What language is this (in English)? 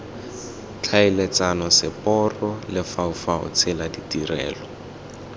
Tswana